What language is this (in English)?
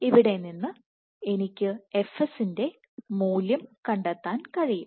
Malayalam